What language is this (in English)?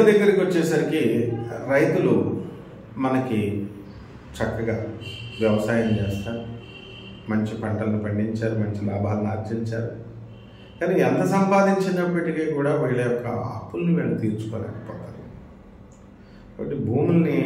Telugu